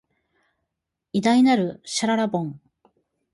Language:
Japanese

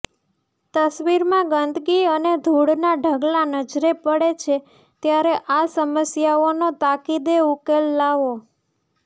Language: Gujarati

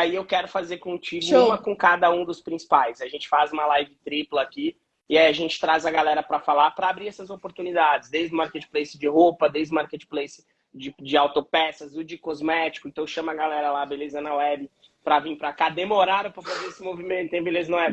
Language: Portuguese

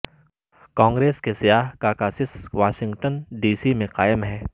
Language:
Urdu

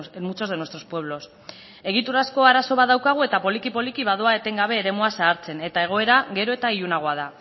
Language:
Basque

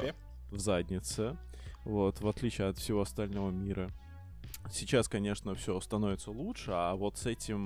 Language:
Russian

